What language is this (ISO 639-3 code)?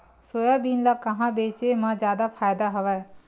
hne